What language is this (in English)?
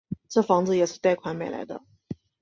Chinese